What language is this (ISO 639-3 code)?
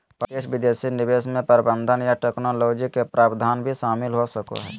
mag